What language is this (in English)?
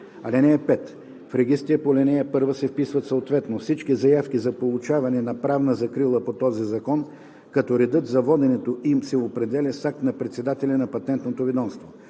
Bulgarian